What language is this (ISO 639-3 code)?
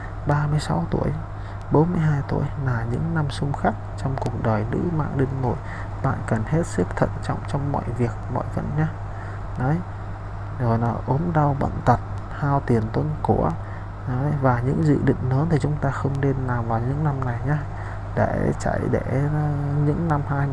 vie